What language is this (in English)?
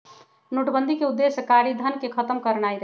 Magahi